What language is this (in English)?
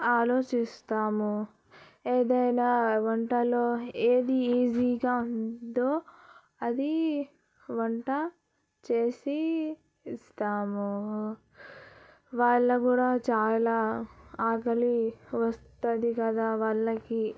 Telugu